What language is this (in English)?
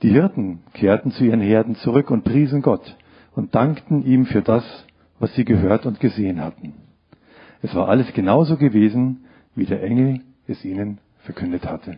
German